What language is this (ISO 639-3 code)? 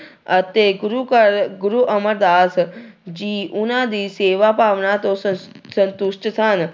pan